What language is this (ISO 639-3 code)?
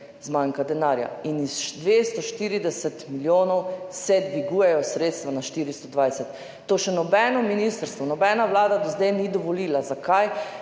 slv